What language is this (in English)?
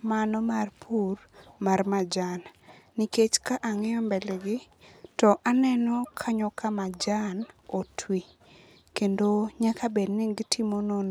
Luo (Kenya and Tanzania)